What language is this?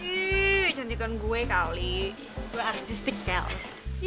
Indonesian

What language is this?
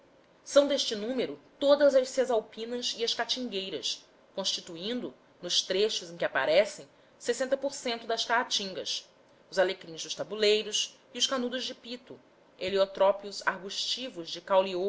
Portuguese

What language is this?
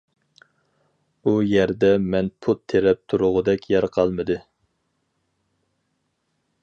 Uyghur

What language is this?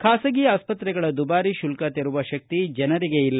Kannada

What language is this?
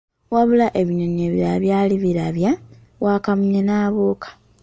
Ganda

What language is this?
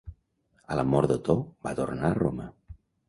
Catalan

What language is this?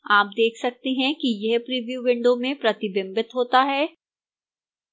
Hindi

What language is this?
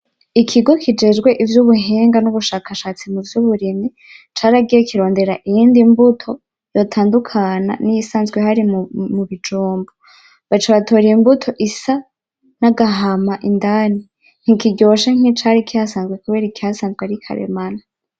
Rundi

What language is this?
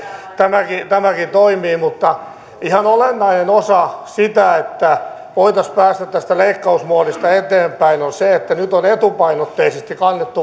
Finnish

